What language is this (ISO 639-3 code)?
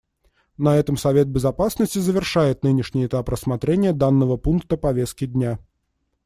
rus